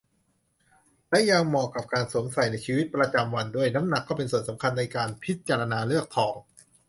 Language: Thai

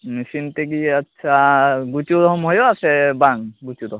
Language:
Santali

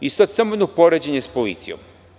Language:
Serbian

